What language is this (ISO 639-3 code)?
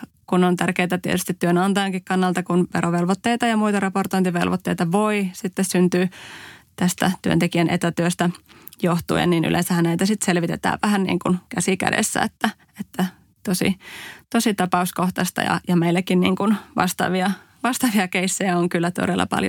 fin